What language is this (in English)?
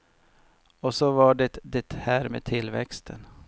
Swedish